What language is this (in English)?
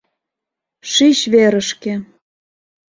Mari